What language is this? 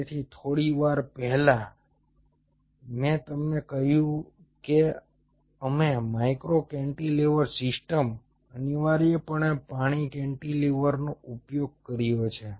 Gujarati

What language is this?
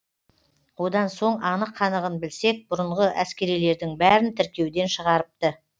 Kazakh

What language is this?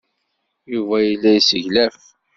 Kabyle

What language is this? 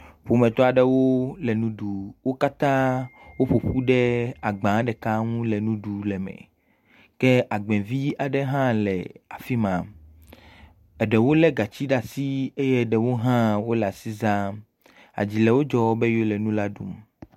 Ewe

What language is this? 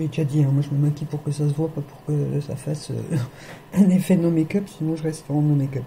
French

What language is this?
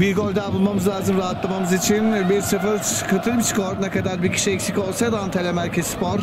Turkish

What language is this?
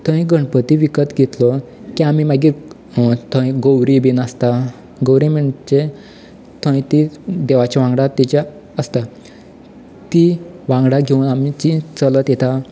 Konkani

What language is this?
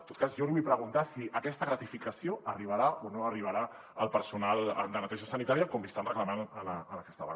Catalan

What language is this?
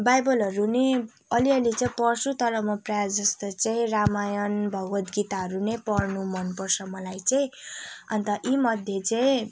Nepali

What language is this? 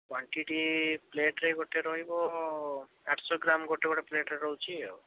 Odia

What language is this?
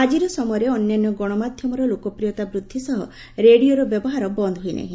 Odia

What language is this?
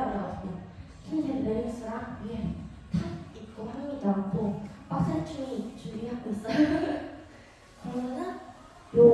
Korean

